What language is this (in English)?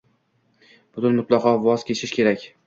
Uzbek